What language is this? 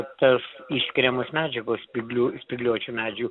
Lithuanian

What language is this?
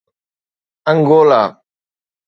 Sindhi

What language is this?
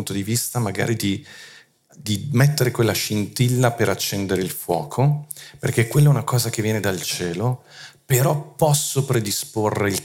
Italian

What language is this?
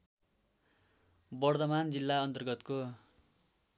Nepali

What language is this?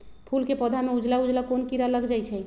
Magahi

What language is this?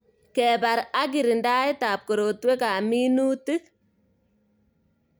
Kalenjin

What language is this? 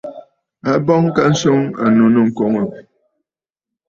Bafut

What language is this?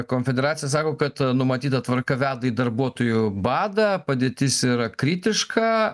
Lithuanian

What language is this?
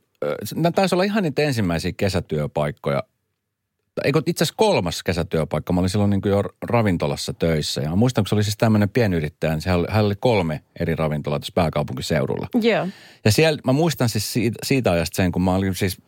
Finnish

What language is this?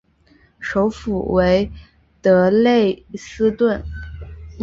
Chinese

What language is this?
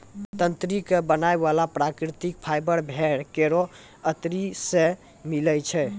Maithili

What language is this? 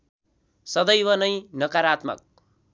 Nepali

